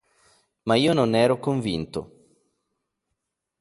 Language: Italian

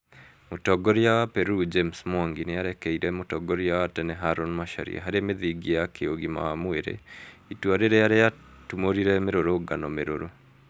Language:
Kikuyu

